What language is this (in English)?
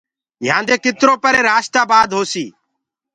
Gurgula